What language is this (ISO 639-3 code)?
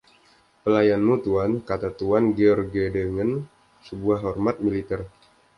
ind